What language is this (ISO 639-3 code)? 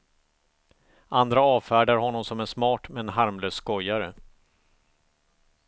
swe